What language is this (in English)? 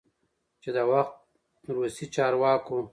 Pashto